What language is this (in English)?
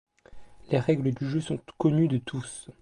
French